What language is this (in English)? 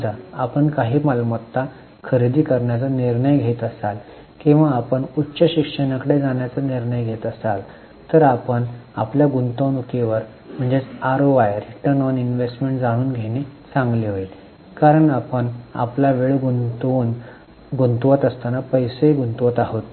Marathi